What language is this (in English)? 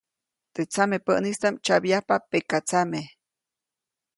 Copainalá Zoque